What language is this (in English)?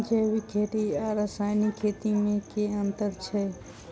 Maithili